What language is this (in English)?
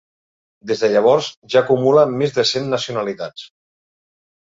Catalan